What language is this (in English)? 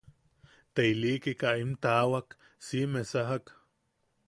Yaqui